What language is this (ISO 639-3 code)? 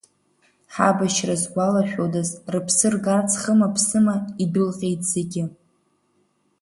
abk